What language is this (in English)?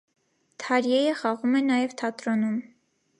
Armenian